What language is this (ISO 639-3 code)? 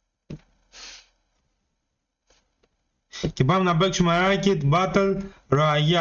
ell